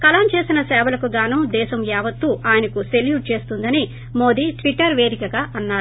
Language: Telugu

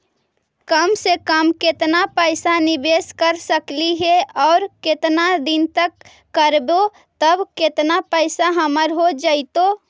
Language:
Magahi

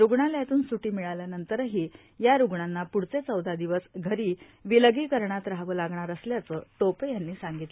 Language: Marathi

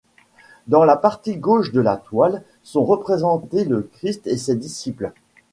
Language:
French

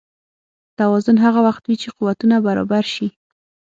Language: Pashto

